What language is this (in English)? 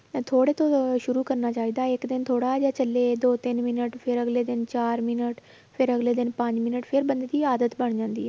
Punjabi